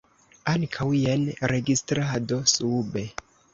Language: Esperanto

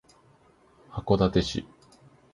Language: Japanese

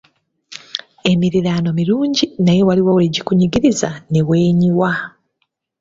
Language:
Ganda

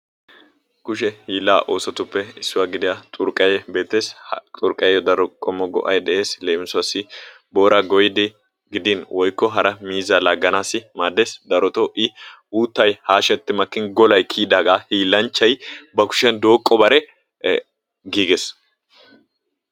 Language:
Wolaytta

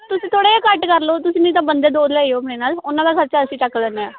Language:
Punjabi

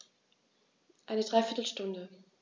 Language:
German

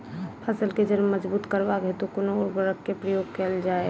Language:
Maithili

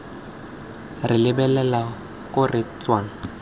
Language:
Tswana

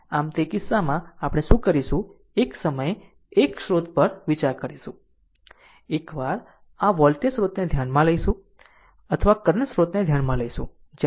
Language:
Gujarati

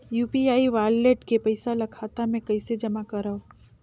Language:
Chhattisgarhi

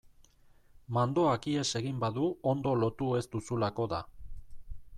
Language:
Basque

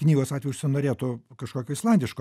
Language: Lithuanian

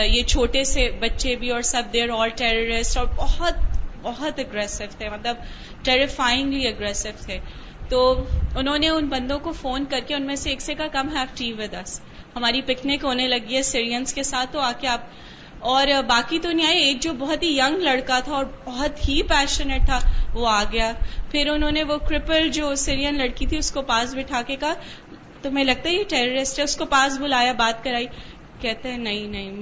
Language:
Urdu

